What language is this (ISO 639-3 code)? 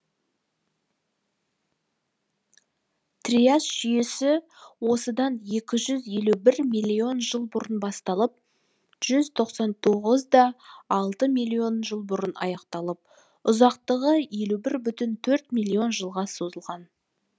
kaz